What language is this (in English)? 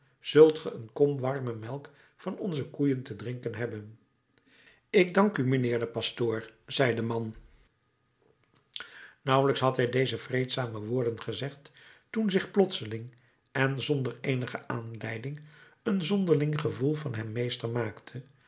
Dutch